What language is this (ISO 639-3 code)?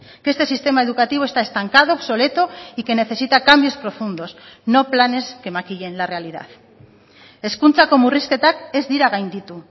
spa